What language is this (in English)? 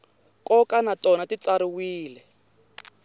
Tsonga